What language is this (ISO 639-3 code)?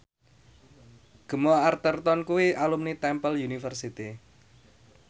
jav